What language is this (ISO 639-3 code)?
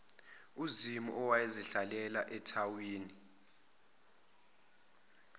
zul